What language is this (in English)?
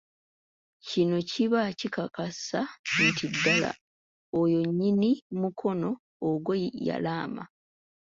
Ganda